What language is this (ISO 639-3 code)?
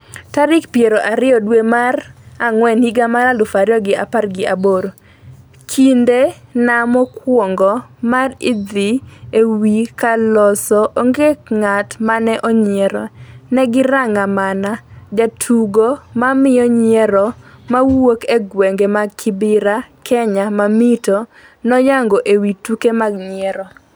luo